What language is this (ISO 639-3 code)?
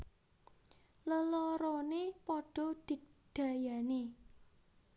jav